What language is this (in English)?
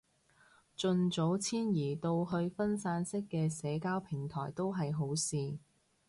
Cantonese